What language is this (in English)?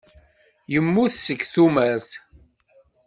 Kabyle